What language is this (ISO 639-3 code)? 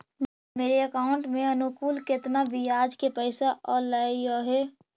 mag